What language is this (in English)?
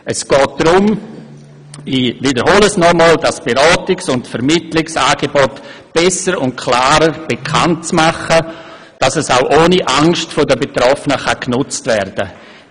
Swiss German